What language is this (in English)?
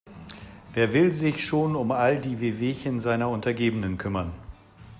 German